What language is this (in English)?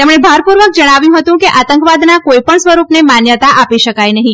Gujarati